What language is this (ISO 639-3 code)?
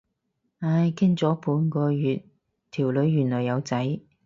yue